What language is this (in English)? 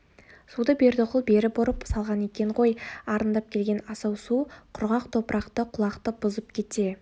Kazakh